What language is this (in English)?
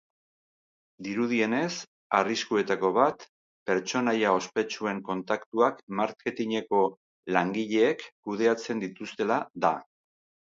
Basque